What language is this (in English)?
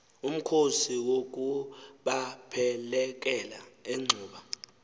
Xhosa